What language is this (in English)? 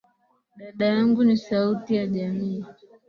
Swahili